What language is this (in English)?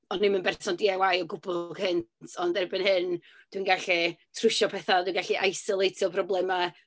Welsh